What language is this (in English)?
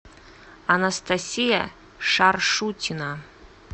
Russian